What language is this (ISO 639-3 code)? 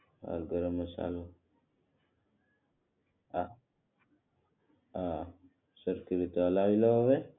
guj